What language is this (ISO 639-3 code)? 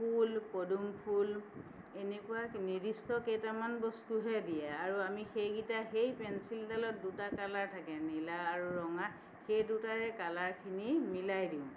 asm